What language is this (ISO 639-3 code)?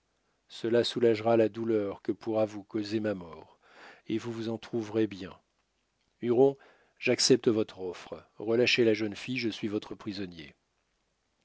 fra